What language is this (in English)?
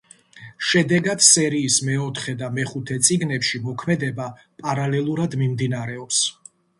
Georgian